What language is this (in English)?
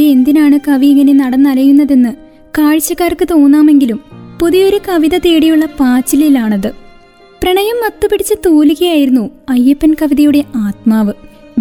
Malayalam